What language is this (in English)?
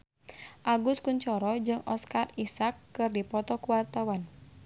Sundanese